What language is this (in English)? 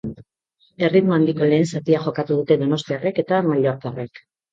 Basque